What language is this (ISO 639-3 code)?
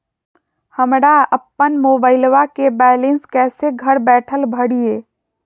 mag